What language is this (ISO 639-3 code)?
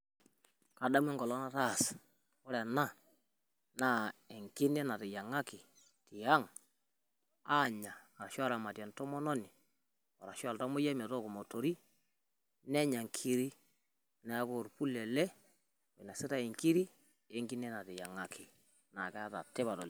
mas